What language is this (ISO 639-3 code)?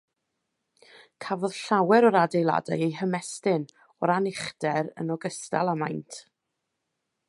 cym